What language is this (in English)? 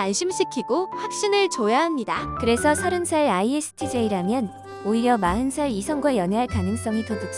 Korean